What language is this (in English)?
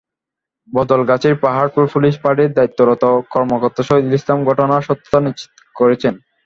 Bangla